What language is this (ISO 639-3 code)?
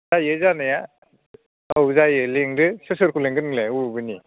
brx